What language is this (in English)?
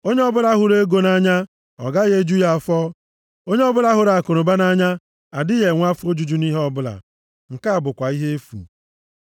Igbo